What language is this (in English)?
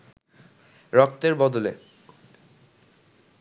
Bangla